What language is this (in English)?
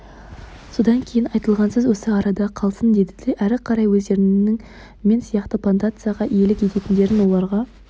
Kazakh